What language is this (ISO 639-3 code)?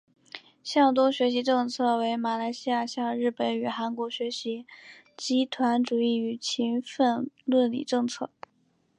zho